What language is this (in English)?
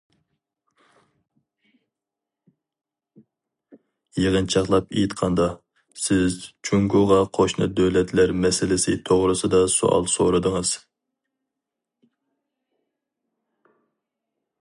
Uyghur